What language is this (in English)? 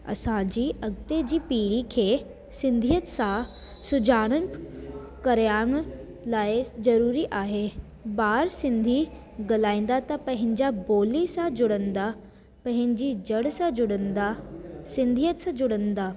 Sindhi